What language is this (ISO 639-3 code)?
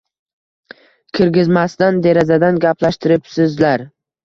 uzb